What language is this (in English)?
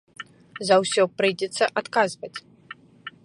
Belarusian